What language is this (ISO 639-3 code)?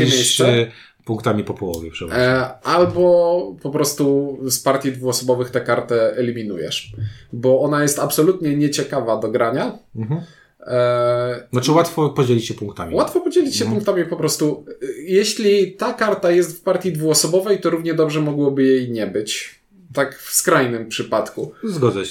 pol